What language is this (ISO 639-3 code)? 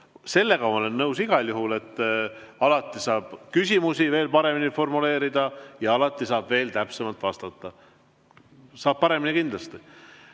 est